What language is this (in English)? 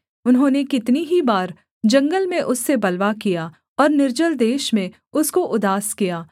Hindi